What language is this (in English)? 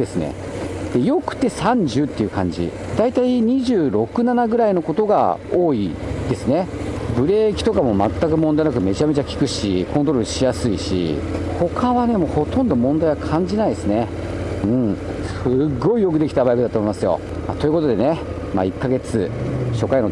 Japanese